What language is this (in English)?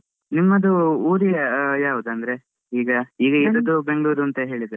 Kannada